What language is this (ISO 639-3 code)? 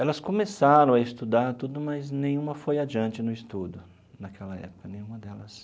por